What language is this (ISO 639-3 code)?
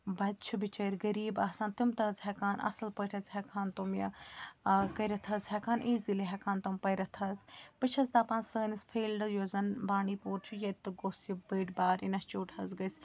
kas